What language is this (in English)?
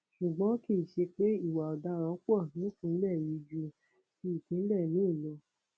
Yoruba